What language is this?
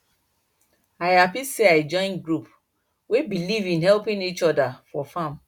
Nigerian Pidgin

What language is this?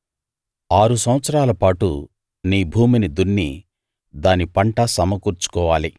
Telugu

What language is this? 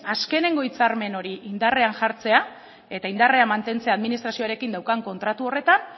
Basque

